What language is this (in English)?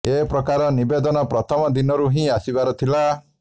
Odia